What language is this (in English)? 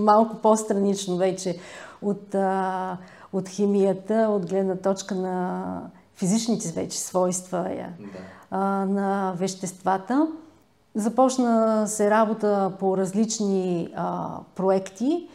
Bulgarian